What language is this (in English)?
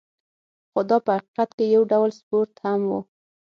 Pashto